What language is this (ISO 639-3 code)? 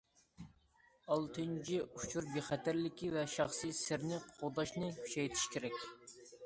uig